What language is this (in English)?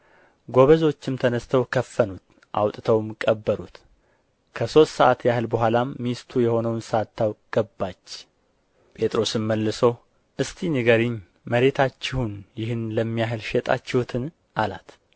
Amharic